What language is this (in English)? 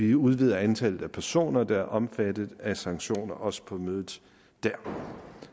Danish